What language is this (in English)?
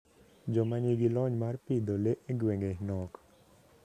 Luo (Kenya and Tanzania)